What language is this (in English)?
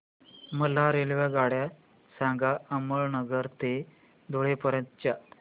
Marathi